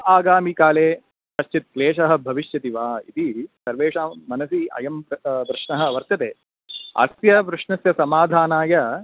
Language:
Sanskrit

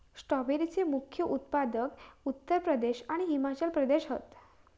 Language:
Marathi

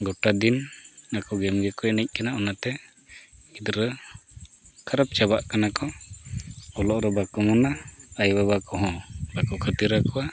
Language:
Santali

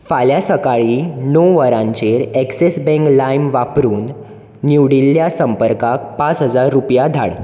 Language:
Konkani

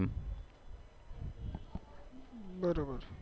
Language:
Gujarati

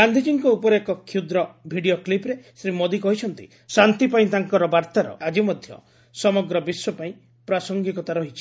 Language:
Odia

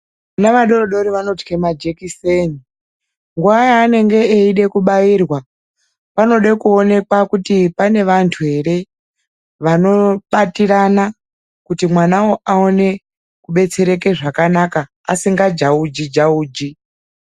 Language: Ndau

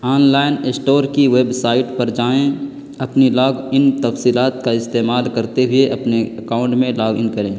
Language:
Urdu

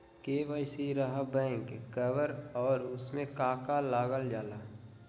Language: Magahi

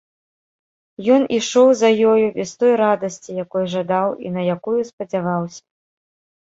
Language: Belarusian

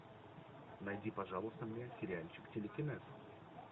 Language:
Russian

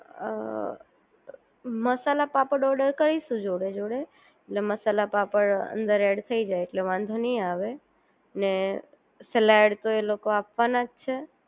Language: Gujarati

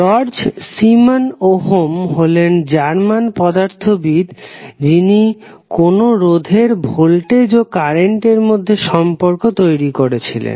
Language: Bangla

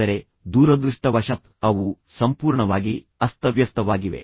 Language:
Kannada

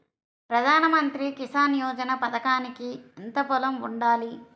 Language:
Telugu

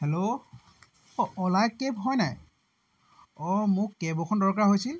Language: Assamese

